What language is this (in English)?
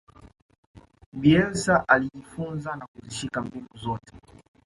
Swahili